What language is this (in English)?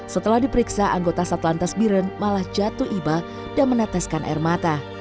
Indonesian